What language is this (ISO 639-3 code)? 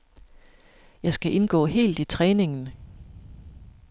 dan